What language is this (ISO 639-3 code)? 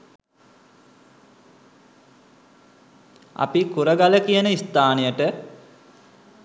sin